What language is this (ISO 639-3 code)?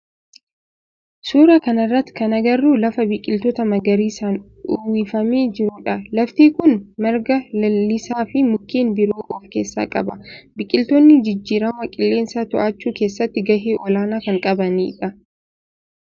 orm